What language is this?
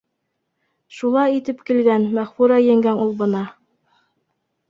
Bashkir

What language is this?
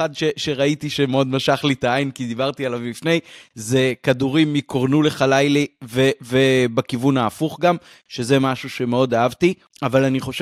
Hebrew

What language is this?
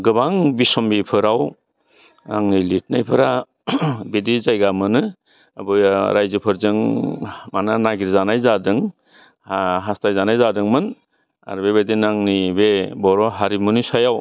Bodo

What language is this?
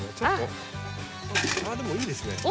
Japanese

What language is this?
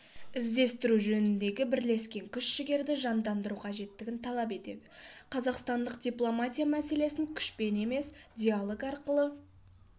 Kazakh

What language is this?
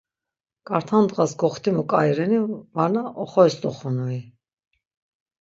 Laz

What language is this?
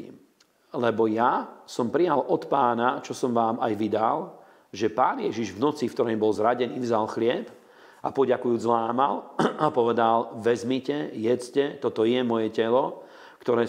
Slovak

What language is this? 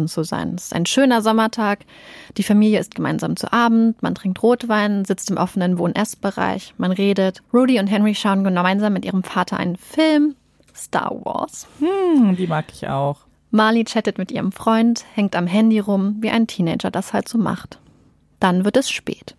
German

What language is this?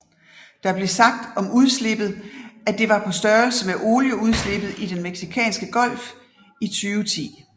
Danish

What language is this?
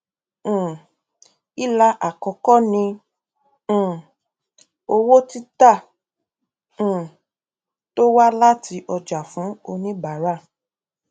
Yoruba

